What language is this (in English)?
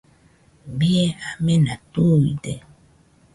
Nüpode Huitoto